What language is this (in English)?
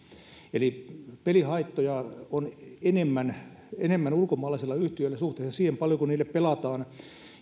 Finnish